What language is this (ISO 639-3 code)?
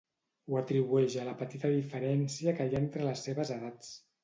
cat